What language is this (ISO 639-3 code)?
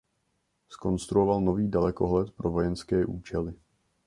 ces